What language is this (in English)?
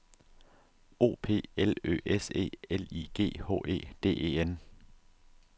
Danish